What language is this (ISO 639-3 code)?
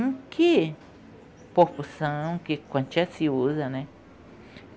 por